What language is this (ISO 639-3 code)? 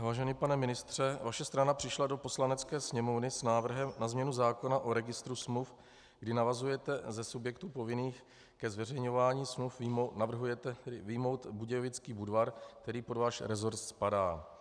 ces